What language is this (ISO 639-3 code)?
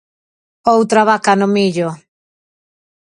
glg